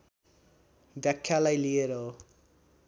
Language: Nepali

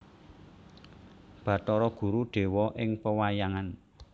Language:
Javanese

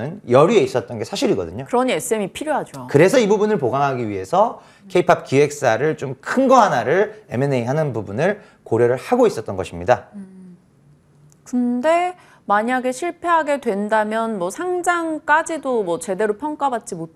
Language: Korean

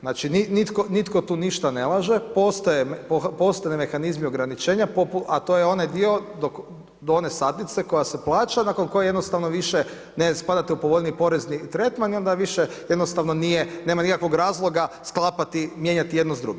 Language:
Croatian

